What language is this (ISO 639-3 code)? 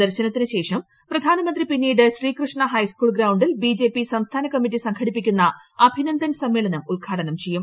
mal